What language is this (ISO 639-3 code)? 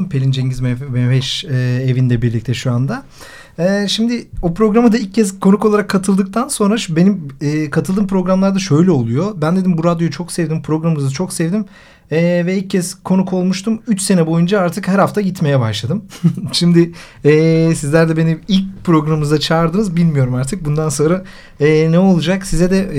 tur